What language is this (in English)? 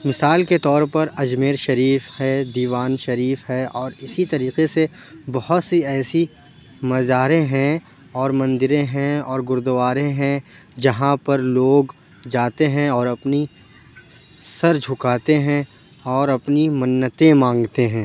Urdu